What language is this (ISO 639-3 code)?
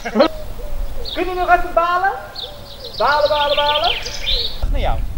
nld